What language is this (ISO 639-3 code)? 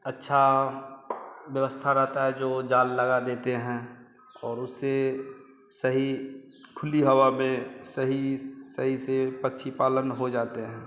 hin